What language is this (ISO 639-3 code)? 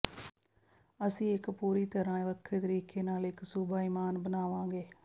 pan